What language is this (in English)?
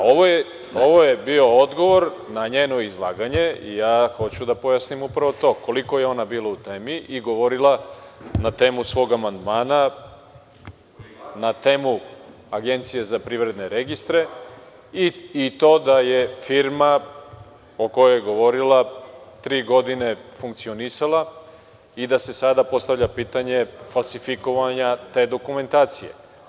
Serbian